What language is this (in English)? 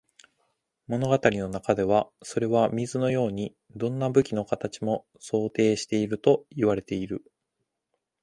Japanese